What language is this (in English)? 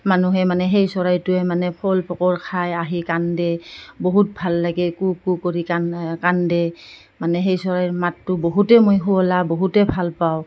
Assamese